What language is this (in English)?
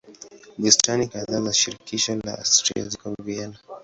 Swahili